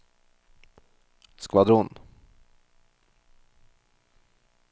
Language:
Norwegian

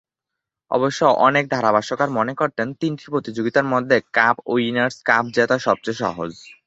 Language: Bangla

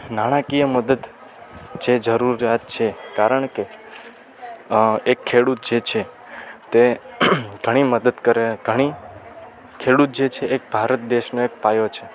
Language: Gujarati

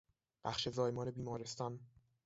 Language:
Persian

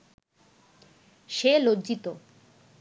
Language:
Bangla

